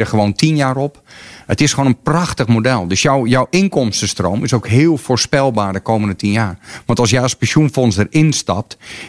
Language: Dutch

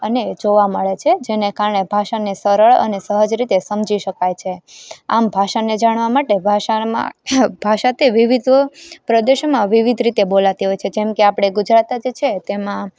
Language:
Gujarati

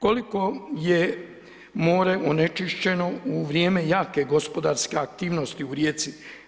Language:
Croatian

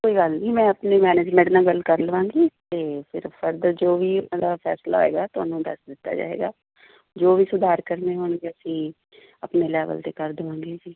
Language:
Punjabi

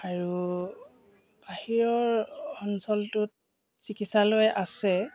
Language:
Assamese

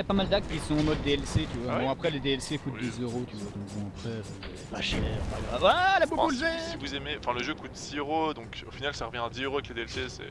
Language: French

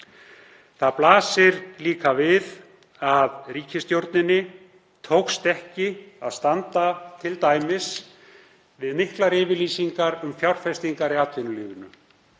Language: Icelandic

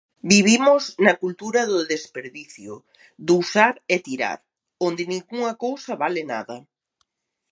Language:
Galician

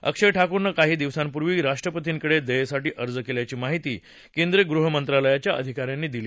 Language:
Marathi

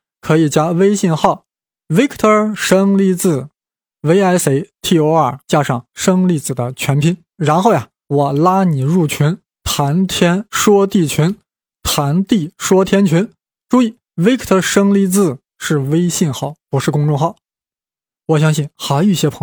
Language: Chinese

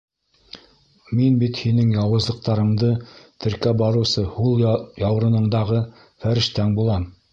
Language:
Bashkir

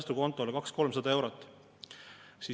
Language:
Estonian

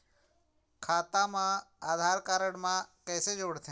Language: Chhattisgarhi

